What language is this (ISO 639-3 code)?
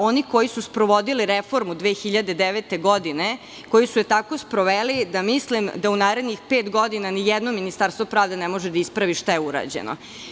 srp